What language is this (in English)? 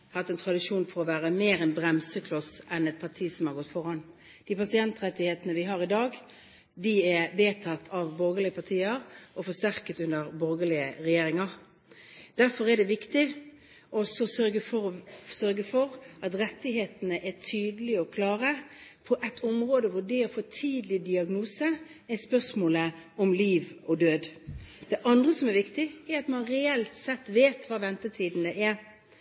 Norwegian Bokmål